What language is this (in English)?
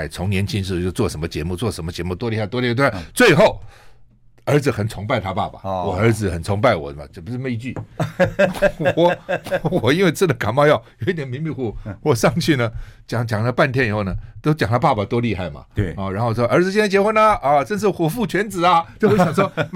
Chinese